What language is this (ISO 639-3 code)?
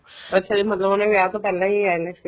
pan